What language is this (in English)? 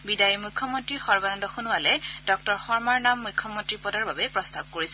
Assamese